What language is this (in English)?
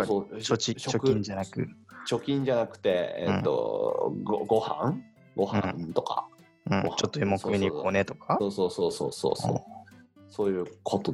Japanese